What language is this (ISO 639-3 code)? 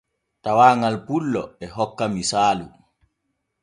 fue